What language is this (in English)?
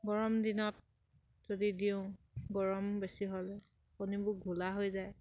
Assamese